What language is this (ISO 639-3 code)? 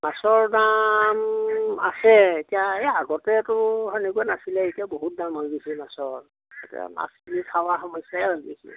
asm